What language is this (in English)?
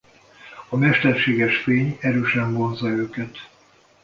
Hungarian